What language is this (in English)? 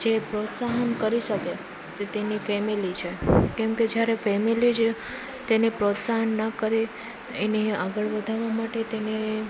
Gujarati